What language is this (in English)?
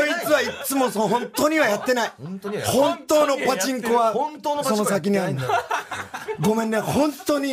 Japanese